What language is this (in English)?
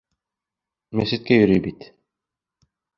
Bashkir